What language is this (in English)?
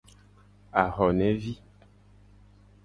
Gen